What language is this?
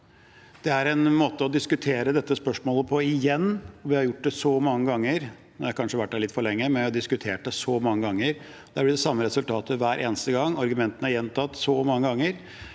Norwegian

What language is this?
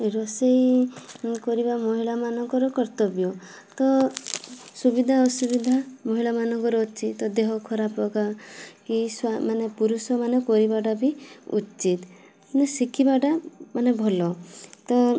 Odia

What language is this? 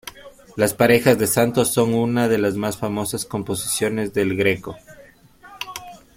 Spanish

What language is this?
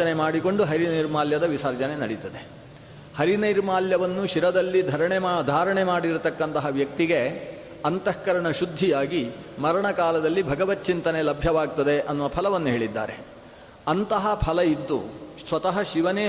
Kannada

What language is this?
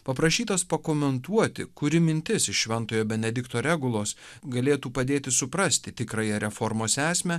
Lithuanian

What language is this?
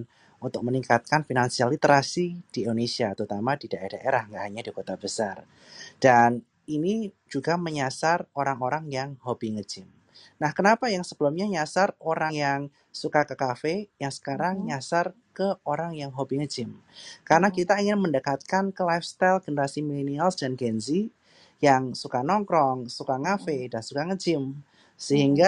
Indonesian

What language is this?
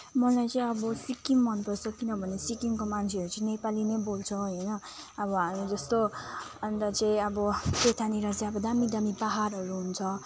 Nepali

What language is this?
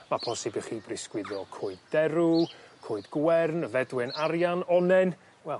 Welsh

